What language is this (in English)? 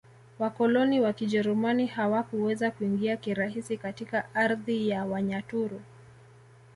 Swahili